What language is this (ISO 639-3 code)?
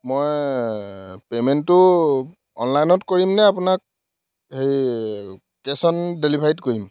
asm